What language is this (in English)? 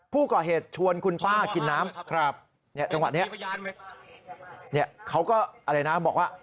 Thai